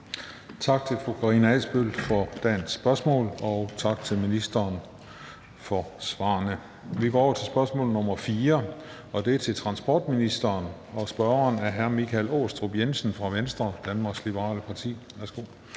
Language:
Danish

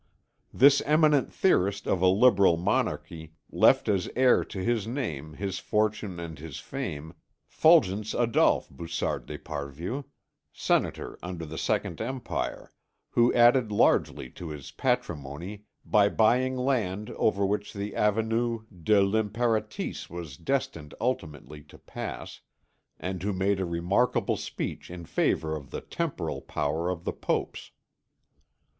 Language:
English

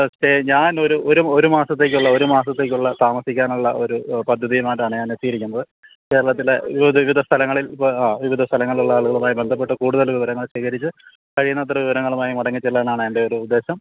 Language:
Malayalam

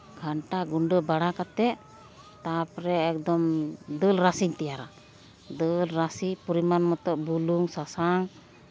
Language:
Santali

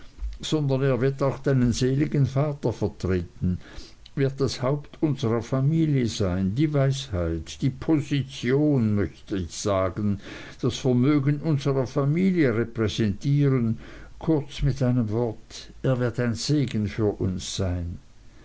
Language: German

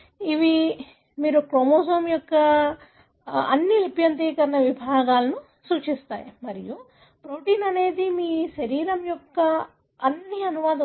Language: Telugu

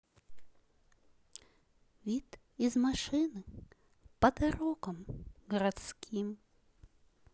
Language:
Russian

